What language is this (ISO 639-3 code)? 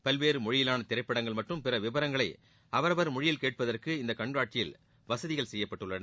tam